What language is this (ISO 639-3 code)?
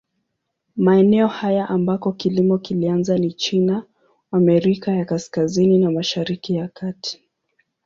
swa